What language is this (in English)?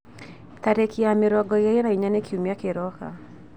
Kikuyu